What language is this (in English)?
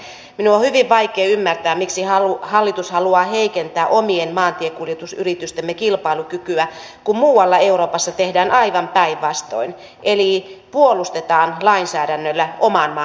Finnish